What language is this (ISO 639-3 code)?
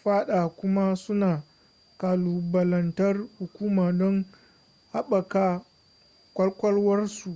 hau